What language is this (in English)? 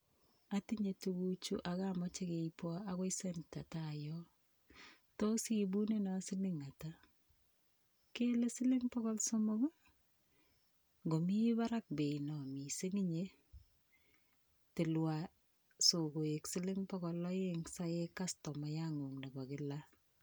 Kalenjin